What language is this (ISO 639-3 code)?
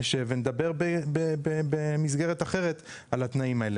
heb